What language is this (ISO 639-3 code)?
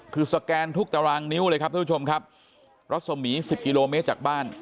tha